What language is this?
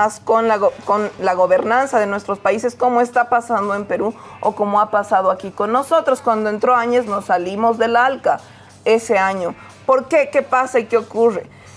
Spanish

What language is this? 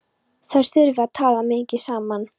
Icelandic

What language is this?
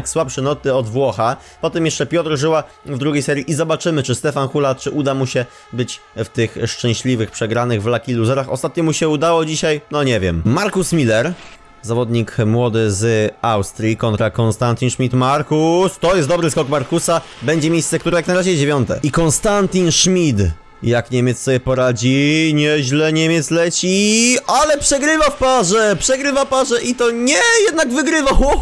Polish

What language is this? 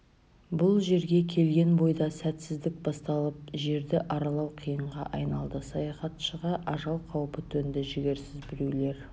Kazakh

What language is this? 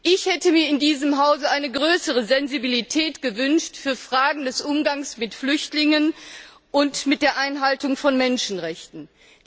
German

